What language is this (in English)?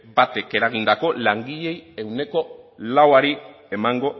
Basque